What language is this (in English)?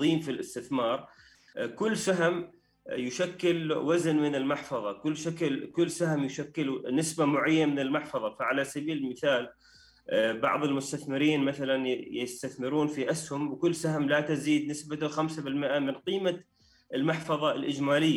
Arabic